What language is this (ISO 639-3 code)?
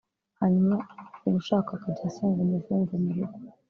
kin